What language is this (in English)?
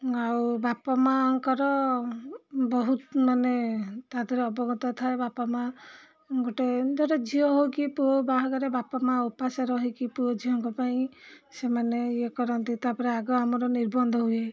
Odia